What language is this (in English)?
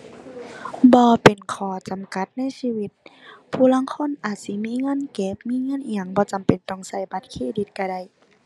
Thai